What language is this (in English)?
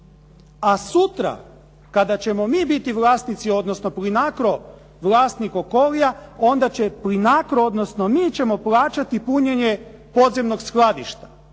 Croatian